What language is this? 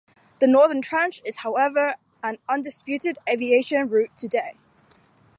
English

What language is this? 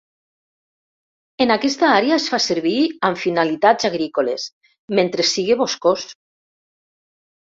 Catalan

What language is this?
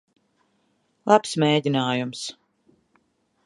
Latvian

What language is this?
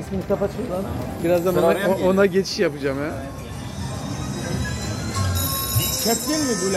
Turkish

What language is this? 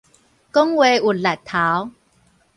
Min Nan Chinese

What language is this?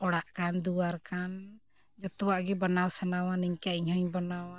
Santali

